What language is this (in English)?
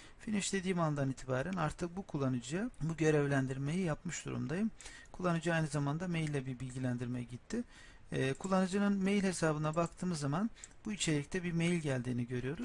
Turkish